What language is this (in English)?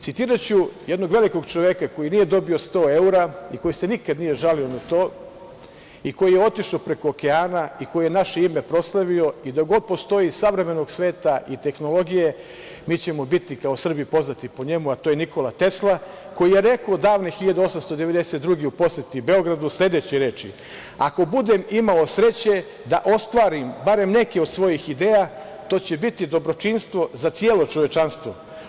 Serbian